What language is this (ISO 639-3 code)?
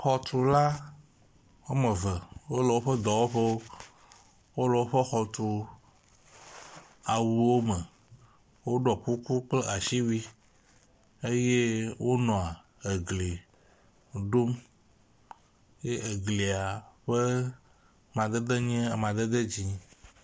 ewe